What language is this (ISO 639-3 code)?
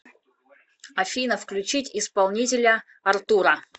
rus